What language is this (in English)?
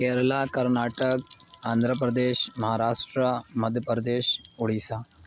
Urdu